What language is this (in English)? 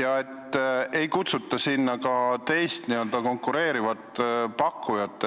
Estonian